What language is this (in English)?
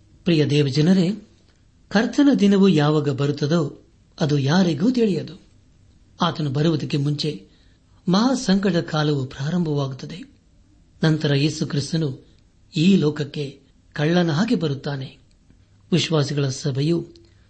Kannada